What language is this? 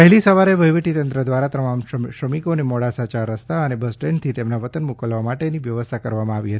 Gujarati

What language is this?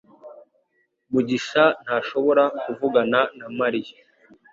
Kinyarwanda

